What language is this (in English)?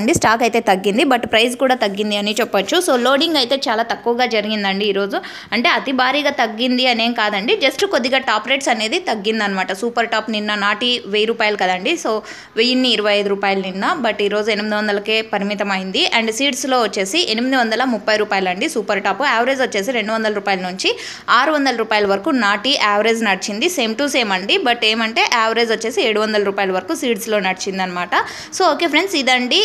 Telugu